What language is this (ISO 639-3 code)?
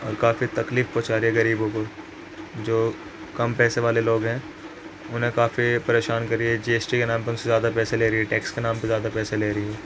urd